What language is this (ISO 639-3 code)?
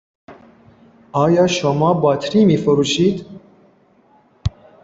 fas